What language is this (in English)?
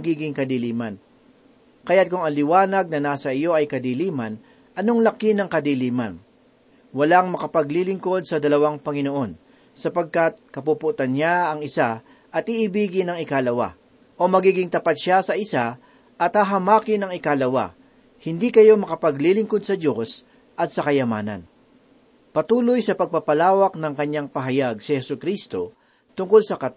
Filipino